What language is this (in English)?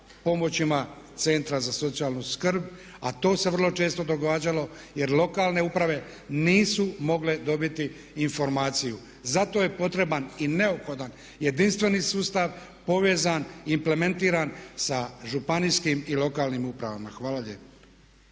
Croatian